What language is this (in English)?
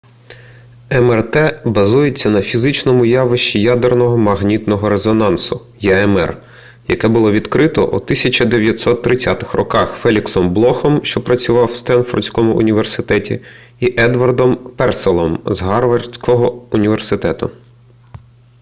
Ukrainian